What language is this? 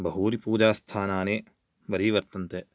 Sanskrit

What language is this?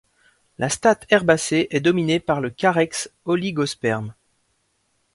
French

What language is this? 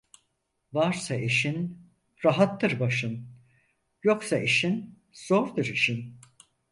Turkish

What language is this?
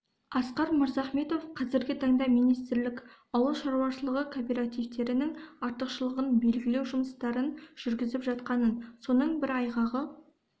Kazakh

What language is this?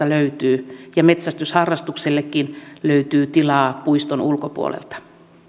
Finnish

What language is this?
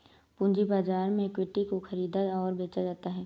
Hindi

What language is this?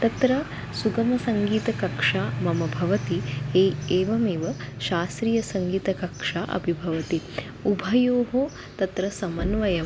Sanskrit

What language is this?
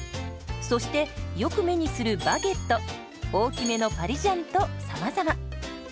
Japanese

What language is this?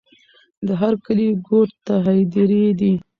Pashto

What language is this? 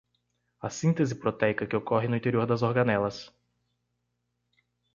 Portuguese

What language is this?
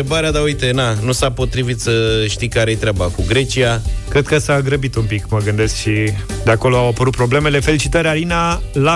Romanian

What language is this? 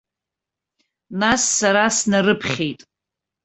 Abkhazian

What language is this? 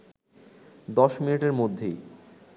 Bangla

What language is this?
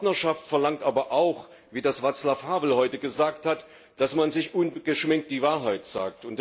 German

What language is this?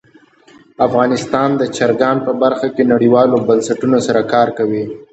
Pashto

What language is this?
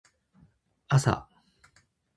Japanese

